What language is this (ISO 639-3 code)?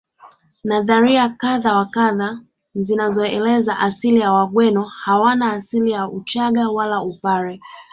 swa